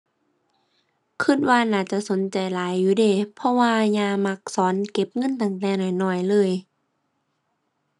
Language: Thai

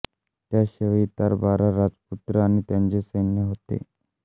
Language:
Marathi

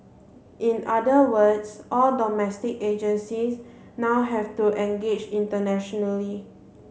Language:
English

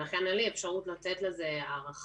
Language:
Hebrew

